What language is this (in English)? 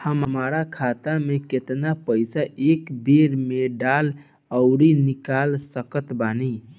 Bhojpuri